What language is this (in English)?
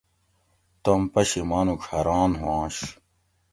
Gawri